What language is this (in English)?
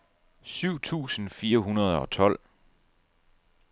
Danish